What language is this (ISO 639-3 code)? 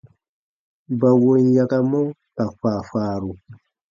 bba